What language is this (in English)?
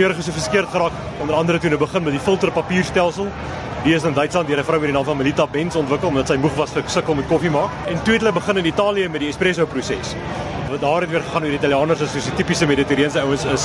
Dutch